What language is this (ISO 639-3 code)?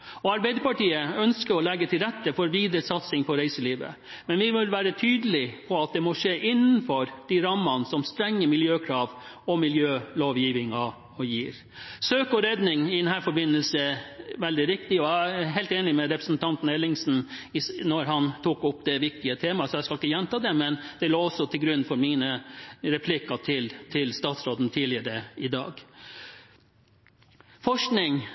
nob